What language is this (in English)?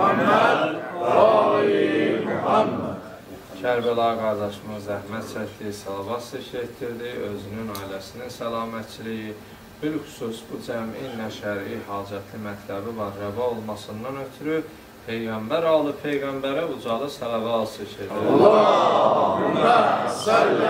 Turkish